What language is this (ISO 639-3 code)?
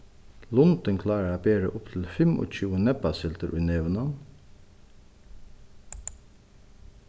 fao